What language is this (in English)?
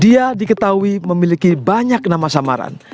Indonesian